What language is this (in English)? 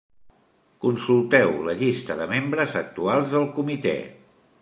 Catalan